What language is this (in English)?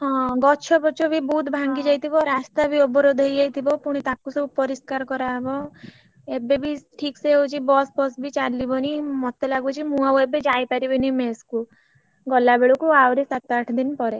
Odia